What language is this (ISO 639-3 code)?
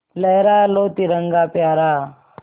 hin